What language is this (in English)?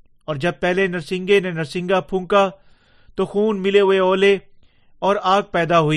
Urdu